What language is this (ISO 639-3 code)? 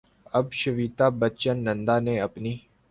urd